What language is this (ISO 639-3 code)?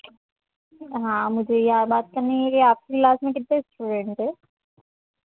hin